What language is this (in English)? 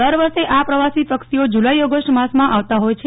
Gujarati